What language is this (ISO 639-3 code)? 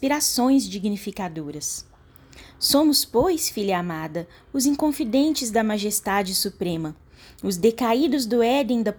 por